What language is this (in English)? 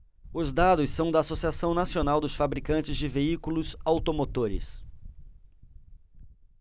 Portuguese